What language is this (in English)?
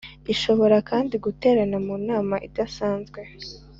Kinyarwanda